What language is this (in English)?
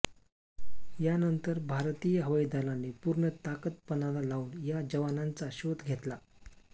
Marathi